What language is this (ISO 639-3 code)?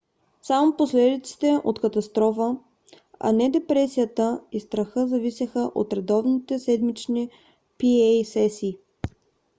bul